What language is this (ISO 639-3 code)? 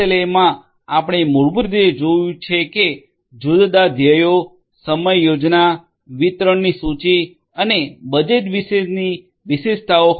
guj